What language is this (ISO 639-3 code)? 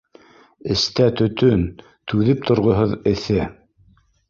bak